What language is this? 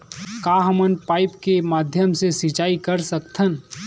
Chhattisgarhi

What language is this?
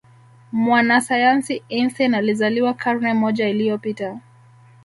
Swahili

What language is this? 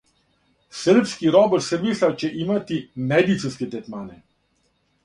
Serbian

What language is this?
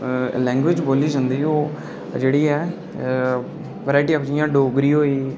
Dogri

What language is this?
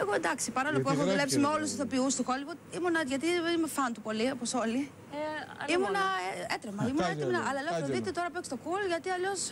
Greek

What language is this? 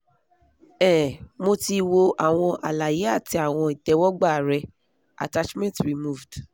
Yoruba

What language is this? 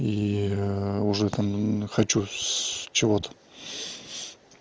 Russian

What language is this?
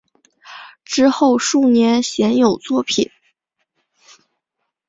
Chinese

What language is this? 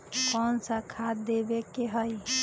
Magahi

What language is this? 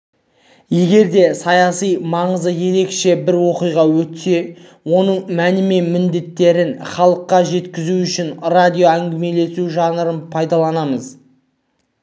Kazakh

